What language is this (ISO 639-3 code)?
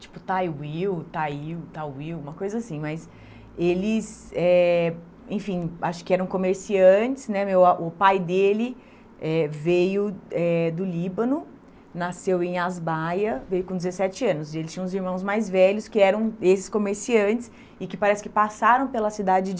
por